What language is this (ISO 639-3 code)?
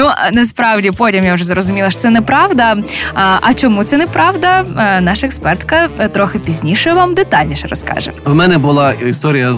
ukr